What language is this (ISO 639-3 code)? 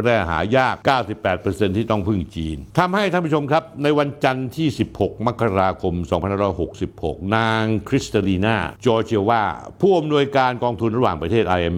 tha